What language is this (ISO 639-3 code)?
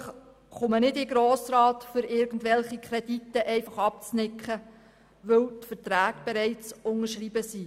gsw